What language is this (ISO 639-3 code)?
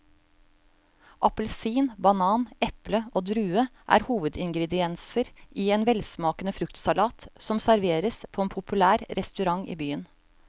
nor